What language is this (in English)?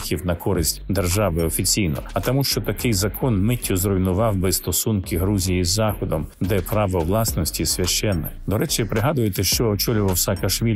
Ukrainian